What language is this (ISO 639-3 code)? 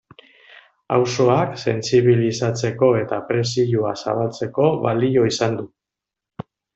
eus